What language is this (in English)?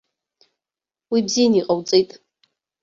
Abkhazian